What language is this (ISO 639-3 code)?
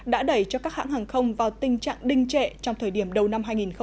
vie